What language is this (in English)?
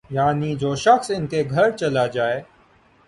Urdu